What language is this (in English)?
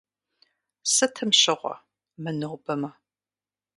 Kabardian